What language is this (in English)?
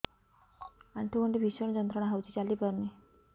Odia